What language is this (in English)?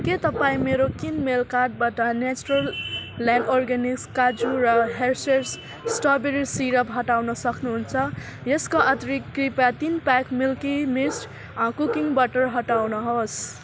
Nepali